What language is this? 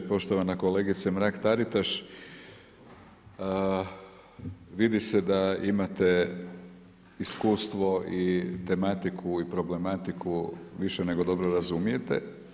Croatian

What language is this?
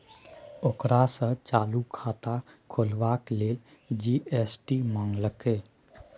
Maithili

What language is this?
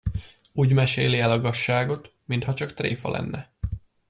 Hungarian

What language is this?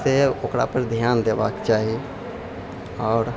Maithili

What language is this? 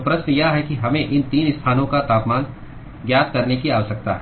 Hindi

